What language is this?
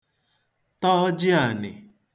Igbo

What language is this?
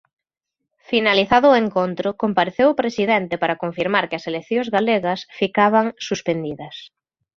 Galician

